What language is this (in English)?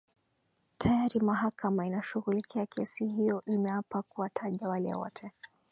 Swahili